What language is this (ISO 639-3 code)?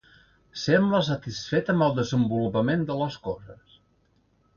cat